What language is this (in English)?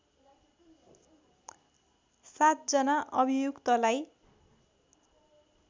Nepali